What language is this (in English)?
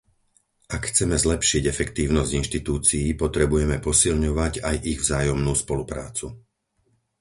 Slovak